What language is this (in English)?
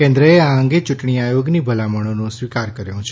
Gujarati